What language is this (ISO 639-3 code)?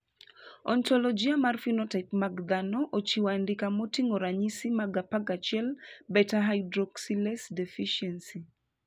luo